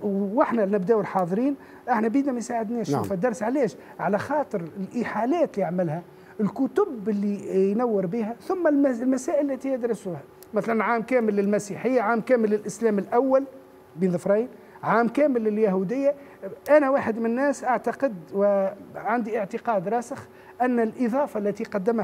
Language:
Arabic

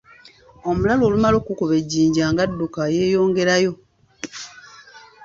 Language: Ganda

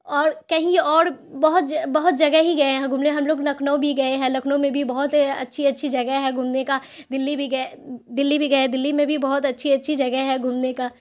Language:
Urdu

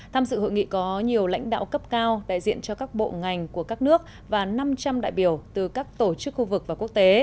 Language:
Vietnamese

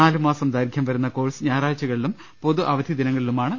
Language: Malayalam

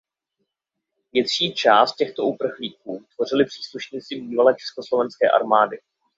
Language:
Czech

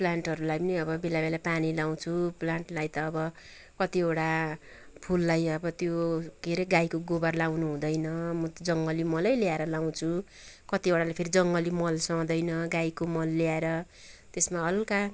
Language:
Nepali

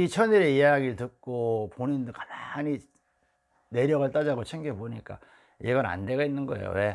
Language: Korean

